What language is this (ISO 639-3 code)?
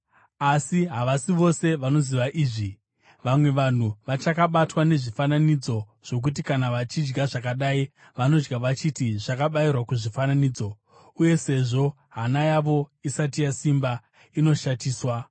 sna